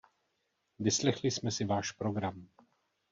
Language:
Czech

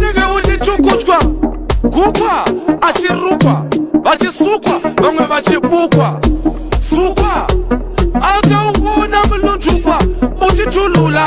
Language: Romanian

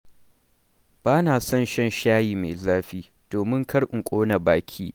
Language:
Hausa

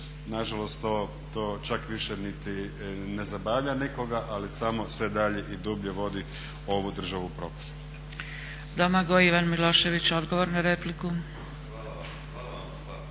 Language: Croatian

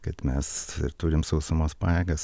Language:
Lithuanian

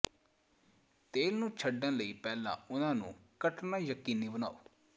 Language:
Punjabi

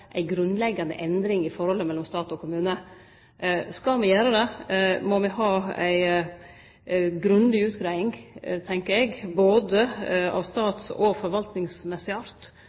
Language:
Norwegian Nynorsk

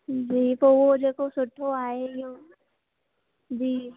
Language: Sindhi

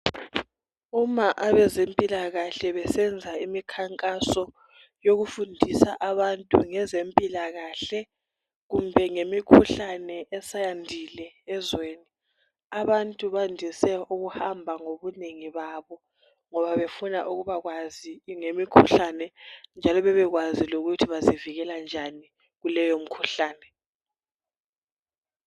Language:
North Ndebele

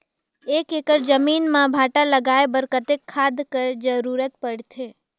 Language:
Chhattisgarhi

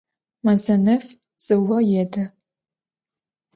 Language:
Adyghe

